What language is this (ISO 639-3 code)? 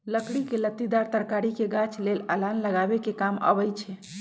mag